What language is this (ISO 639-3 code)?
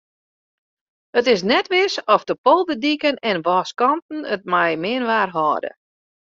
fry